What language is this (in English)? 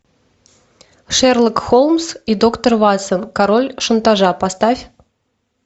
Russian